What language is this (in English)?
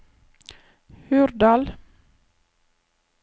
Norwegian